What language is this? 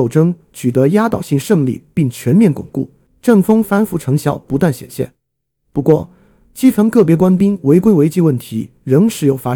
Chinese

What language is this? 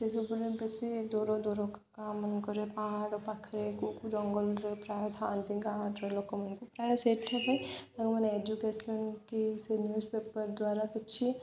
Odia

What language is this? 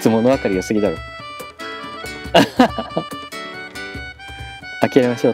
Japanese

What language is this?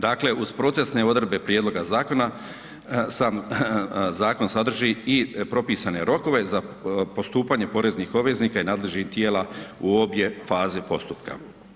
Croatian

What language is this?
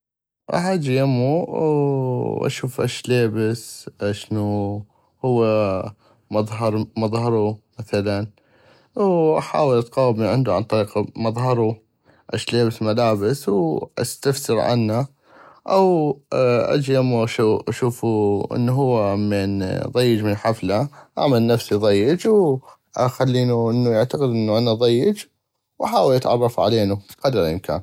North Mesopotamian Arabic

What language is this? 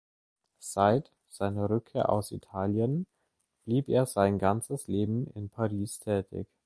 German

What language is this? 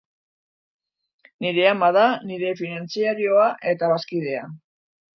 Basque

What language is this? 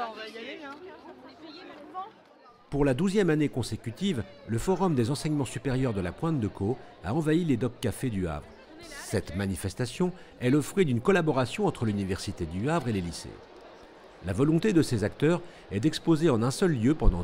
French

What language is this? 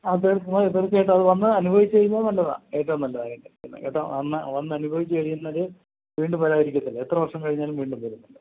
Malayalam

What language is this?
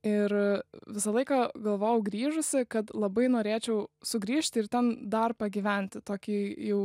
Lithuanian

